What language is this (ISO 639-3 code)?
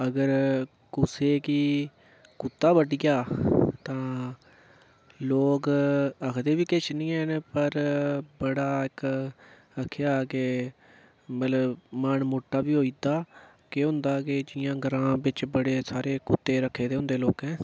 doi